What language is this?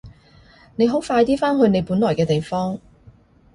Cantonese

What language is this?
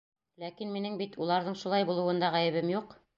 Bashkir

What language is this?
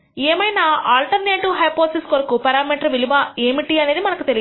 Telugu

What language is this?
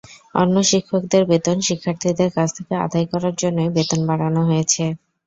Bangla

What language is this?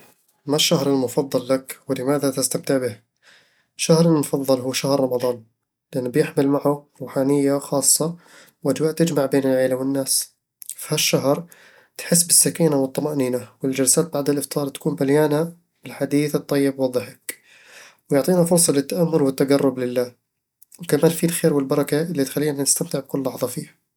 Eastern Egyptian Bedawi Arabic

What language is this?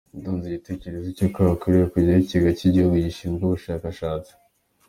Kinyarwanda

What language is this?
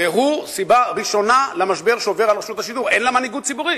Hebrew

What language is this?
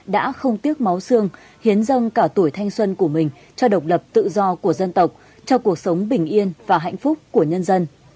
Vietnamese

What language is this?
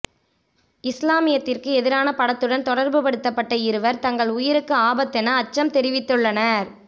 Tamil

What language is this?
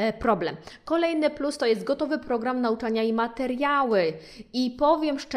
Polish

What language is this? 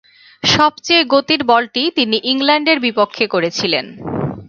Bangla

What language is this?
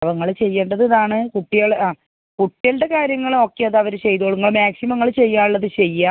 Malayalam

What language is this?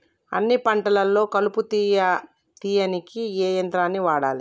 Telugu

